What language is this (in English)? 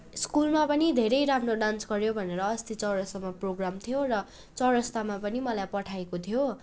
Nepali